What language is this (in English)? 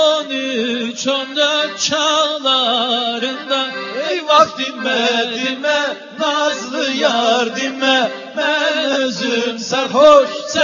Turkish